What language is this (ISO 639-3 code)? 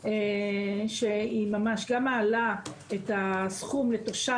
heb